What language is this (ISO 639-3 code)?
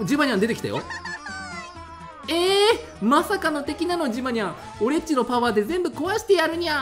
jpn